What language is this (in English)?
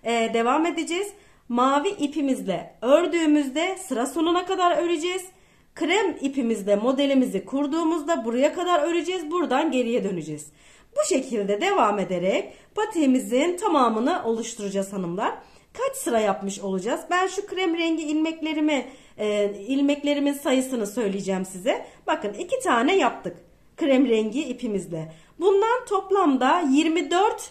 Turkish